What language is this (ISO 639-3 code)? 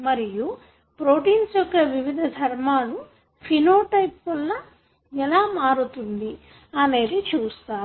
tel